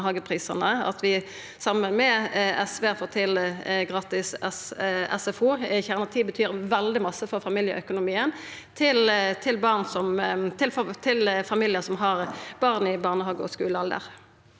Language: Norwegian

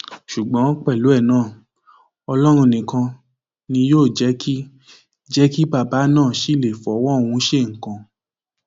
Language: Yoruba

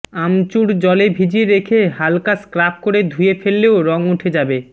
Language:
Bangla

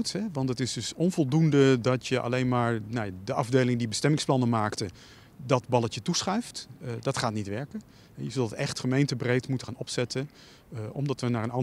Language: Dutch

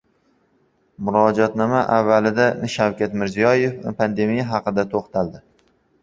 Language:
Uzbek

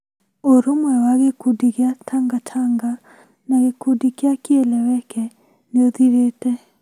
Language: Kikuyu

